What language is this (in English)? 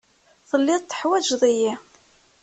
Kabyle